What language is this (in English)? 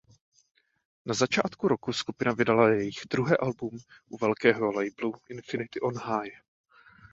Czech